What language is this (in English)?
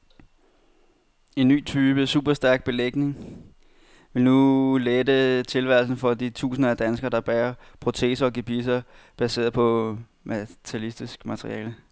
Danish